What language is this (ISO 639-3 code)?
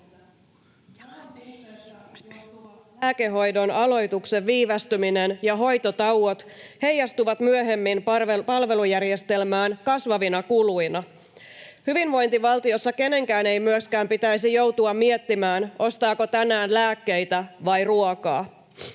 fin